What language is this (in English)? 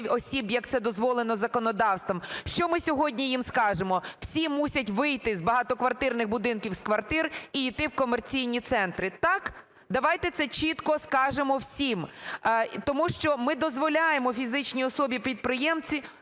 Ukrainian